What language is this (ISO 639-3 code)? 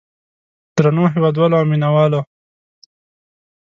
pus